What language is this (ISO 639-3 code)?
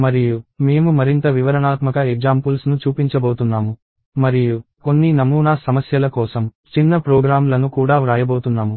tel